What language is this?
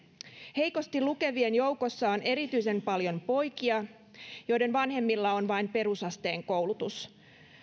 Finnish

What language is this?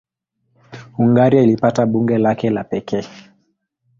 Swahili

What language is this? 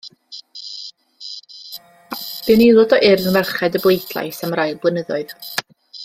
Welsh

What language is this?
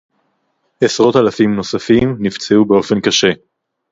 Hebrew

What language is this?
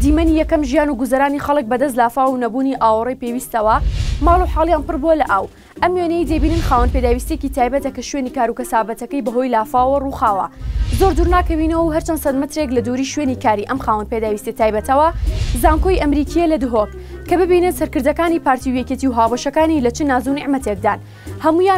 Arabic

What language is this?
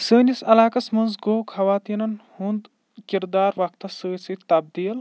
Kashmiri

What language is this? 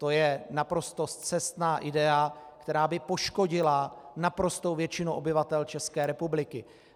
Czech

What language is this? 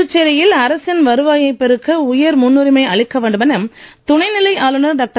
Tamil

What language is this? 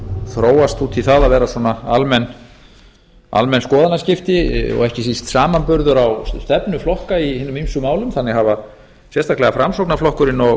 Icelandic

